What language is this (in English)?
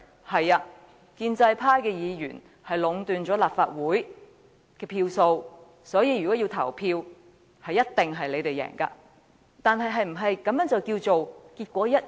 Cantonese